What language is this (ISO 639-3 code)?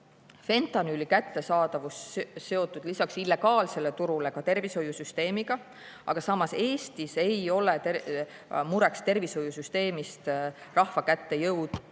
est